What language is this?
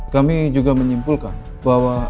Indonesian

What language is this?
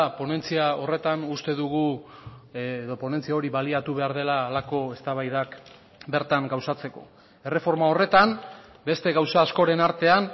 Basque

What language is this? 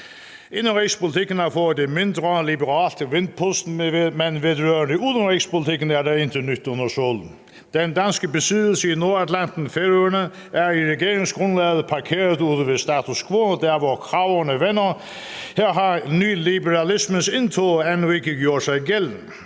Danish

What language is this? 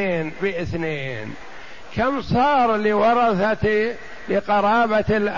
Arabic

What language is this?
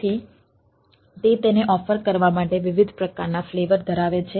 Gujarati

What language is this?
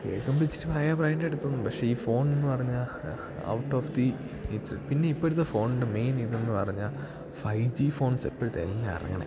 Malayalam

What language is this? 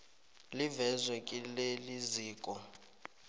South Ndebele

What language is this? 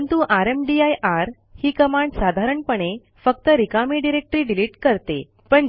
Marathi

